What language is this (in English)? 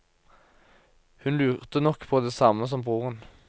Norwegian